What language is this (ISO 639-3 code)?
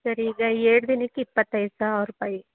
kan